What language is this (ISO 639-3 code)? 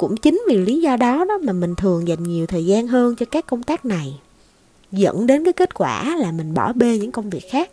vie